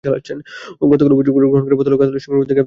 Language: Bangla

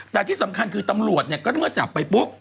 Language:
Thai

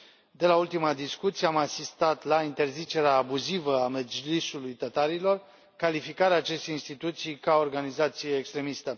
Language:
Romanian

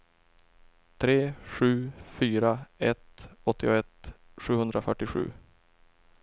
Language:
Swedish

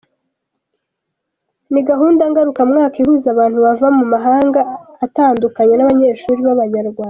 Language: Kinyarwanda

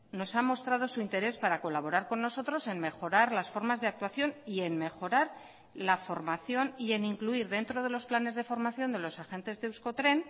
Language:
Spanish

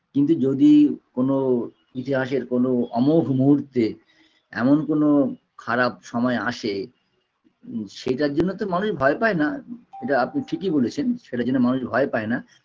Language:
Bangla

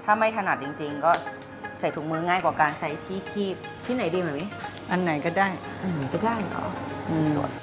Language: Thai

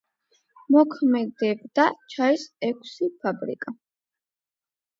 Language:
Georgian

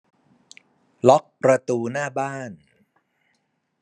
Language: Thai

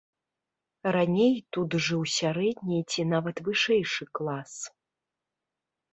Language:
Belarusian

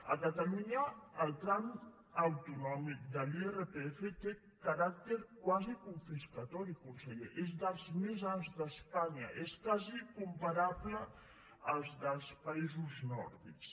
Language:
Catalan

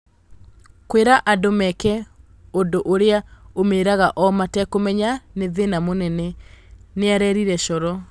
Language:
Kikuyu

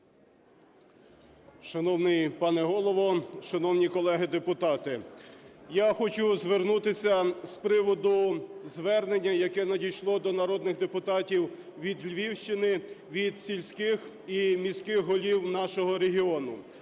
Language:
Ukrainian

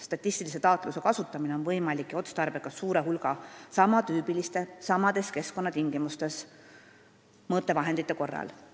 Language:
Estonian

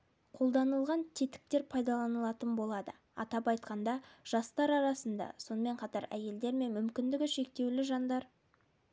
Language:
Kazakh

